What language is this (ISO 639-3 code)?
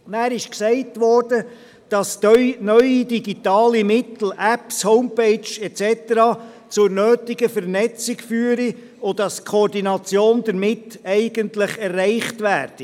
gsw